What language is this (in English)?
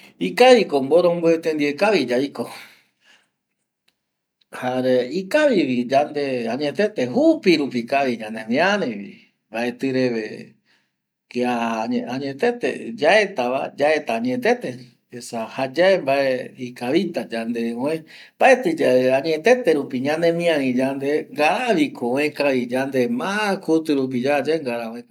Eastern Bolivian Guaraní